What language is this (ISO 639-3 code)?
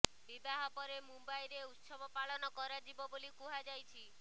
ori